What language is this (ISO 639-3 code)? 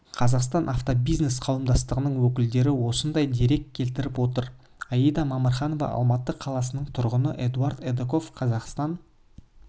kaz